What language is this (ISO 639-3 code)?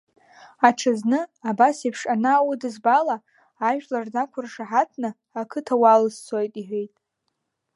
abk